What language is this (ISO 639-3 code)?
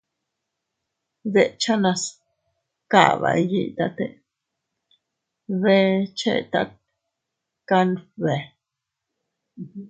cut